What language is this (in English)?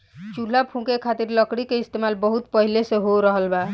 Bhojpuri